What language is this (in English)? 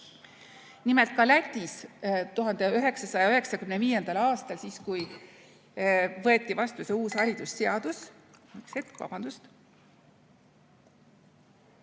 Estonian